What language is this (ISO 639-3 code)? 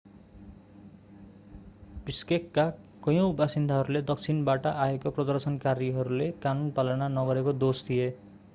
nep